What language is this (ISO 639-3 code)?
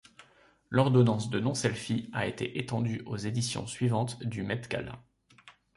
fra